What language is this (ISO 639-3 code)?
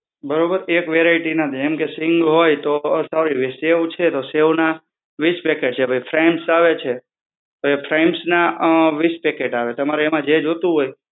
guj